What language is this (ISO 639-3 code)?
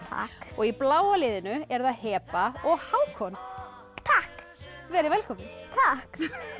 isl